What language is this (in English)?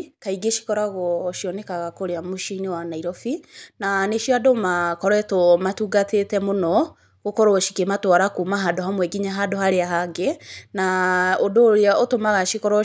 Kikuyu